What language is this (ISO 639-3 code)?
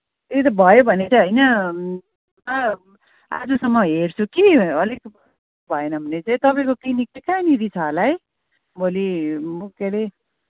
nep